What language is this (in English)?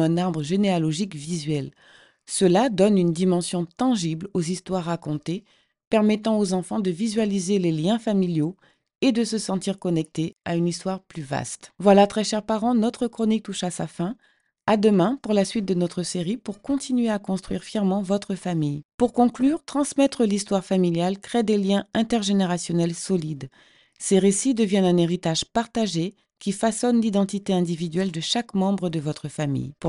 French